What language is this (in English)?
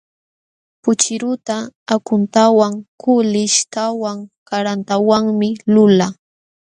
Jauja Wanca Quechua